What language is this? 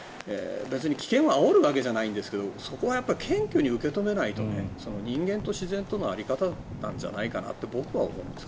Japanese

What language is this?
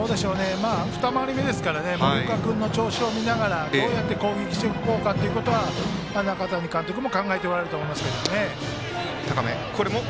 Japanese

